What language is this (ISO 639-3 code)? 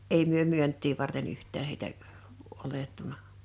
fin